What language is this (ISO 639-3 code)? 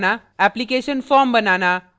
hin